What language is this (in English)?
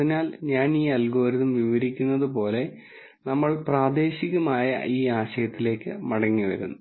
Malayalam